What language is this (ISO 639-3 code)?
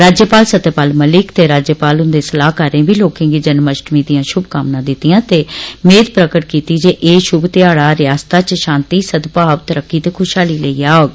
doi